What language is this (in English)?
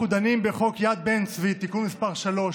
Hebrew